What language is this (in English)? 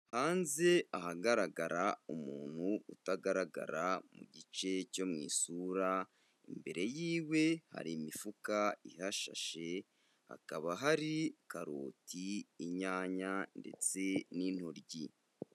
Kinyarwanda